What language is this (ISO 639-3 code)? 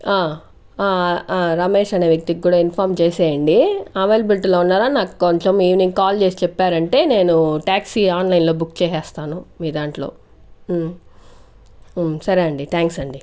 tel